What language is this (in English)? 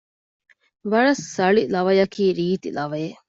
Divehi